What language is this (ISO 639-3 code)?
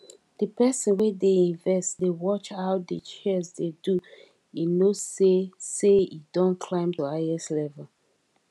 pcm